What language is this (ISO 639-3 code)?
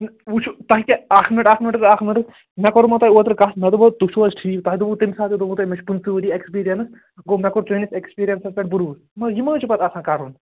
kas